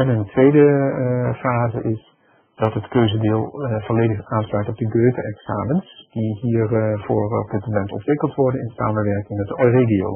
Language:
Dutch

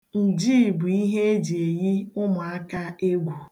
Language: Igbo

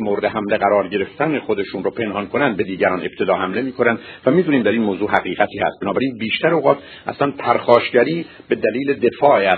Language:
Persian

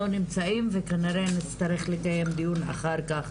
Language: Hebrew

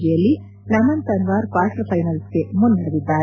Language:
Kannada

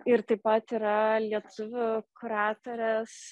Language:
Lithuanian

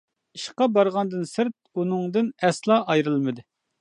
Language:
Uyghur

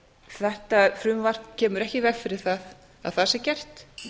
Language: Icelandic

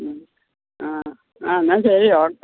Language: Malayalam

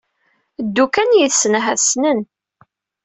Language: Kabyle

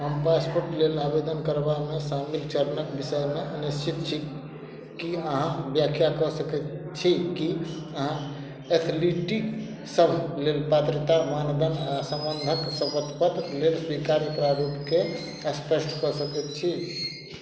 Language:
Maithili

